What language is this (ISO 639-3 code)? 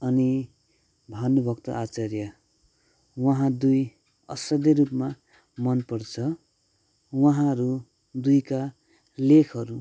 nep